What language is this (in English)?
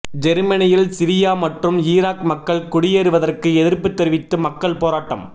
Tamil